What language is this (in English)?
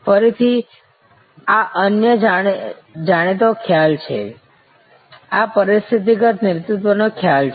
Gujarati